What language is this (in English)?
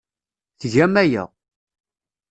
Kabyle